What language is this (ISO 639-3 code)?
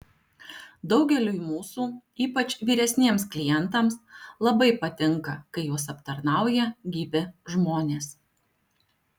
lit